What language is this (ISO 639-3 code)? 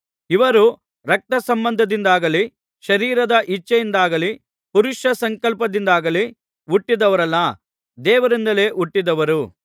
kan